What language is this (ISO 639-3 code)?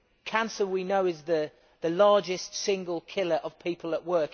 eng